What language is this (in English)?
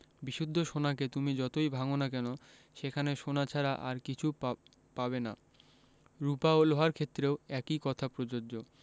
Bangla